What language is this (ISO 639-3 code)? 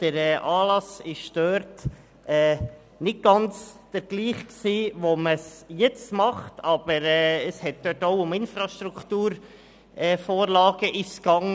gsw